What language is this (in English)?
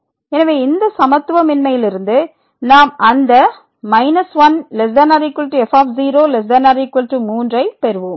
Tamil